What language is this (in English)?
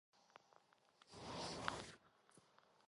Georgian